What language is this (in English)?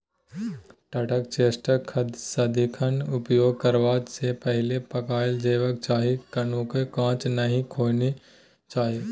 Maithili